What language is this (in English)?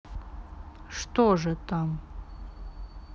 Russian